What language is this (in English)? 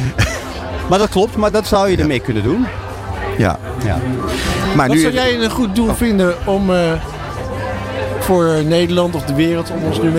Dutch